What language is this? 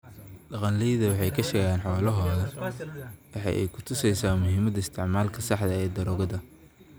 Somali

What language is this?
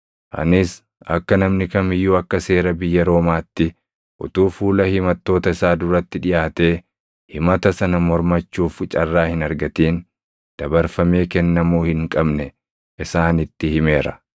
Oromo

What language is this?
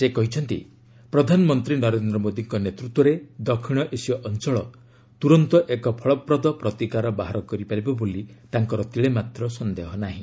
Odia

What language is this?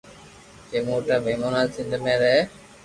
Loarki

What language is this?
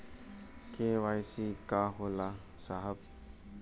Bhojpuri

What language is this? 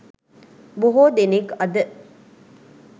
Sinhala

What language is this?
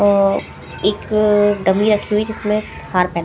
Hindi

